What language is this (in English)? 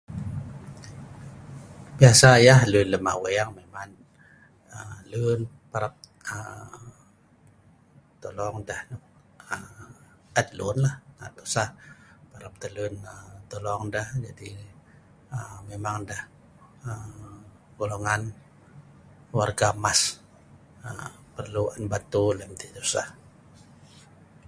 Sa'ban